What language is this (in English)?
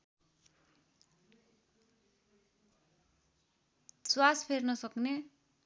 Nepali